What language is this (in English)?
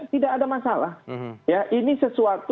Indonesian